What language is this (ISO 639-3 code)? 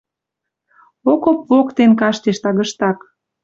mrj